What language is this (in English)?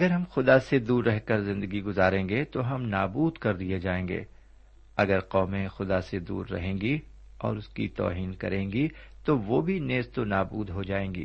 Urdu